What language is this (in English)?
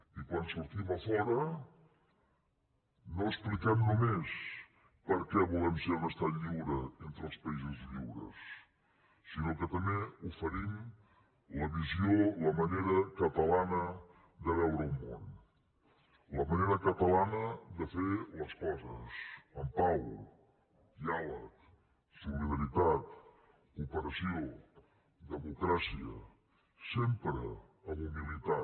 Catalan